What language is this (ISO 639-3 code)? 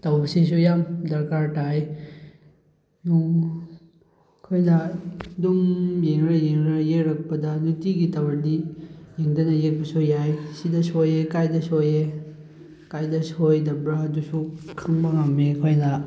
mni